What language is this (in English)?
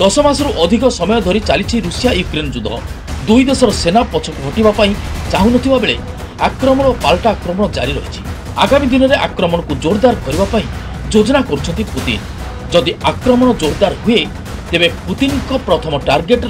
Romanian